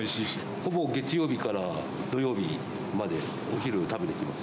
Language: Japanese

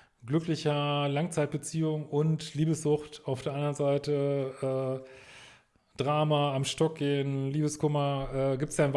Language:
German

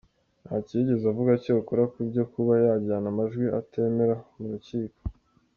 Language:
Kinyarwanda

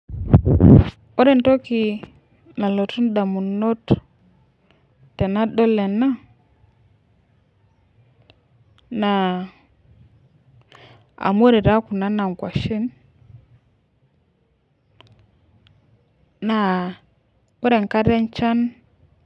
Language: Masai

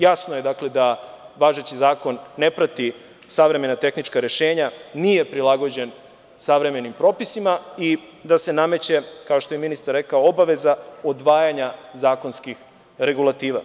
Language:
Serbian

